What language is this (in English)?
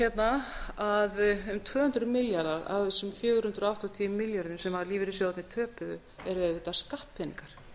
Icelandic